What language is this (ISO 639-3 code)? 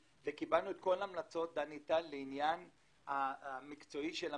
heb